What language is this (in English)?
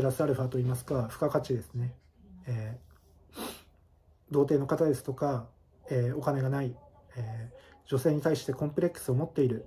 Japanese